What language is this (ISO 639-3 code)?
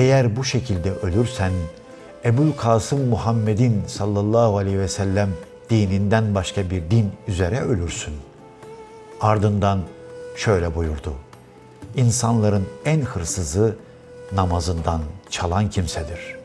tur